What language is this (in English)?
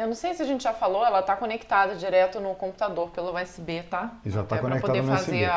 Portuguese